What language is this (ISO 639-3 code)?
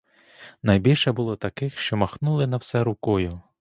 ukr